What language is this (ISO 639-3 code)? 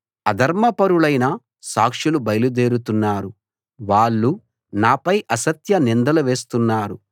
tel